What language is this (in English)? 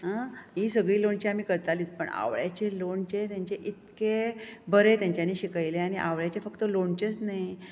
Konkani